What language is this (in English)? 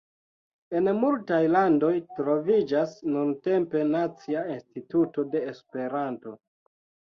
Esperanto